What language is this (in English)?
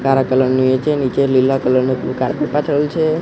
Gujarati